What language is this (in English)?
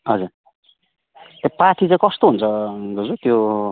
Nepali